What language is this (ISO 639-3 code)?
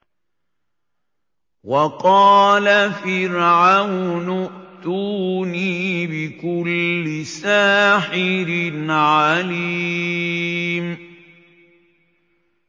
ara